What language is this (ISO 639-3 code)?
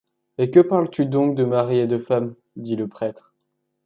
fra